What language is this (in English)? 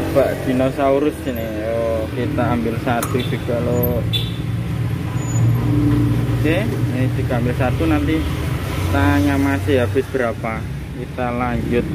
Indonesian